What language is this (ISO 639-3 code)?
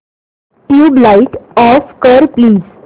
mar